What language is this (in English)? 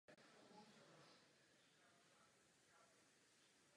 Czech